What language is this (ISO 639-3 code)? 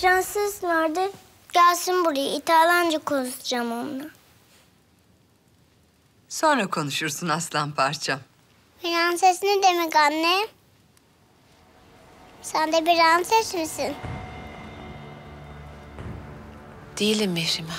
tur